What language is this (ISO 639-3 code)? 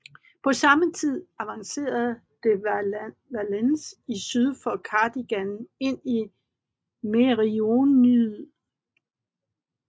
dan